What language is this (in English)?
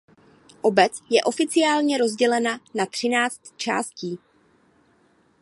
Czech